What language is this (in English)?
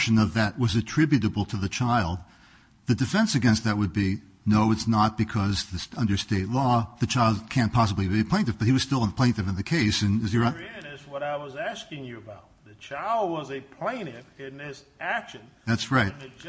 English